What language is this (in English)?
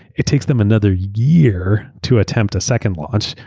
English